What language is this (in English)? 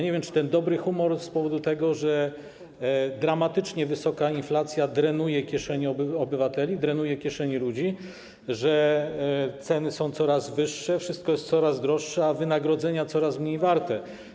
Polish